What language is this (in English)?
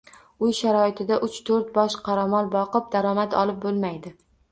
Uzbek